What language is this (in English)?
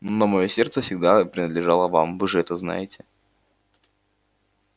Russian